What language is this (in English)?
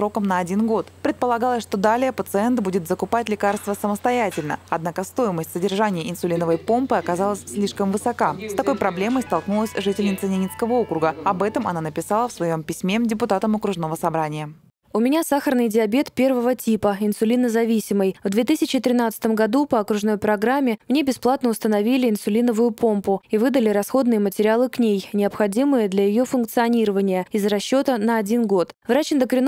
Russian